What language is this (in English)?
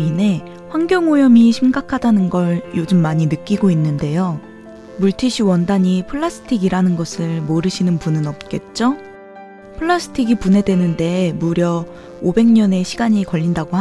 Korean